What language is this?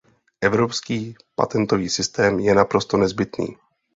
Czech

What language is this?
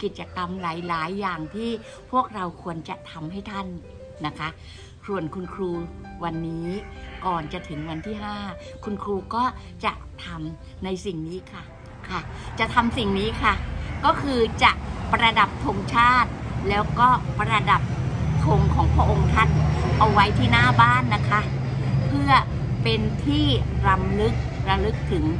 Thai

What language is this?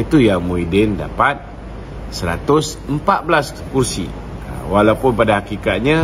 Malay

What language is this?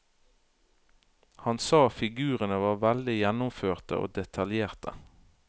Norwegian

